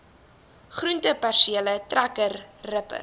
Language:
Afrikaans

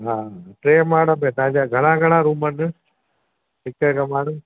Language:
Sindhi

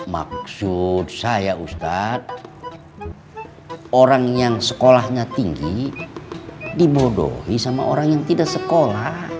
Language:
Indonesian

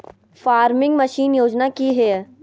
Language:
Magahi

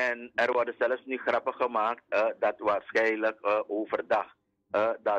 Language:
Dutch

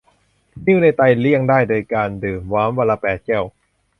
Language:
Thai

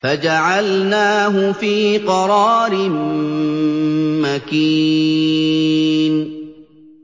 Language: Arabic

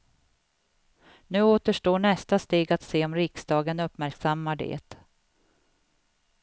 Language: Swedish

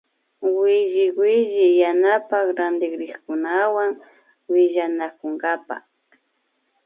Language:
Imbabura Highland Quichua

